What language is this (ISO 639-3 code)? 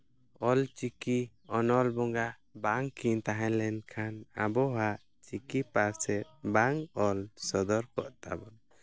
sat